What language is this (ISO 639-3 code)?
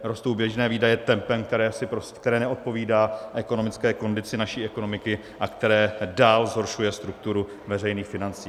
ces